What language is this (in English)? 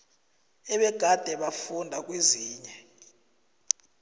South Ndebele